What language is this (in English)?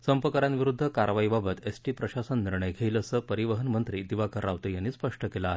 Marathi